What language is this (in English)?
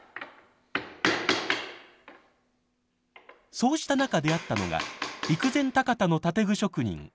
Japanese